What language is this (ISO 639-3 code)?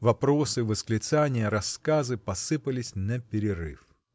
rus